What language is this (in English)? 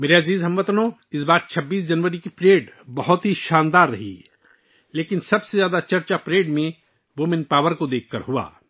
Urdu